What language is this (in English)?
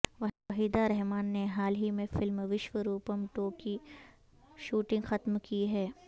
Urdu